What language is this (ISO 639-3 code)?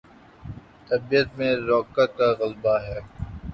urd